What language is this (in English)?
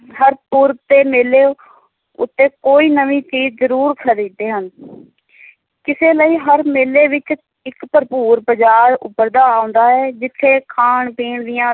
Punjabi